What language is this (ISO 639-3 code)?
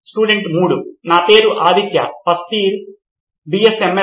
tel